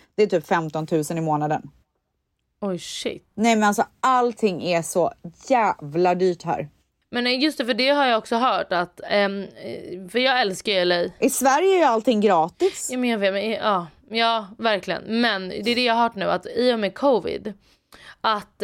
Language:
Swedish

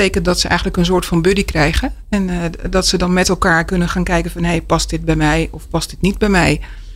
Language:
Dutch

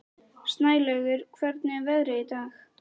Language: Icelandic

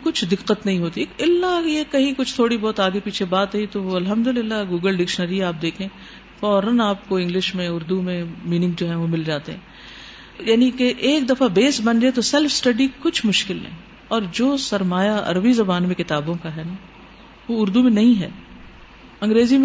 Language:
Urdu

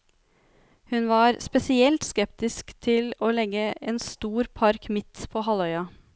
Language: Norwegian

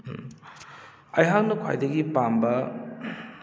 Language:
Manipuri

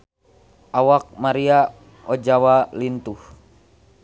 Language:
Sundanese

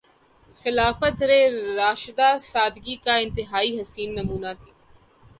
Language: Urdu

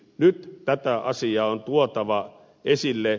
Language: Finnish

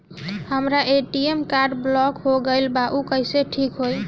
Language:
Bhojpuri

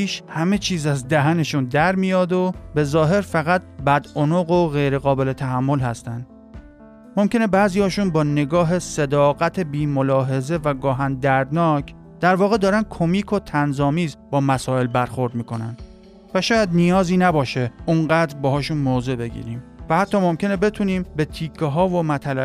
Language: Persian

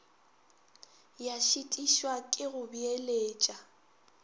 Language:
Northern Sotho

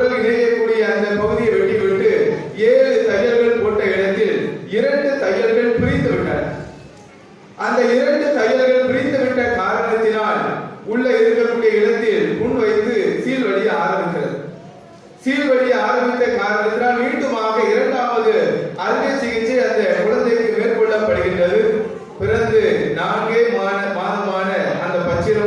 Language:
Tamil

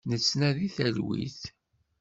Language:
Kabyle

